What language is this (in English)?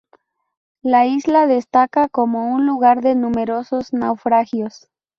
Spanish